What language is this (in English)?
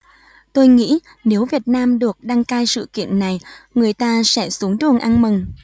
Vietnamese